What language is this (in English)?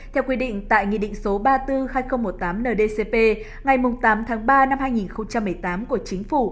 Vietnamese